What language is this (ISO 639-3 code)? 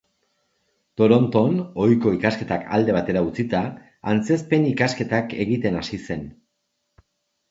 eus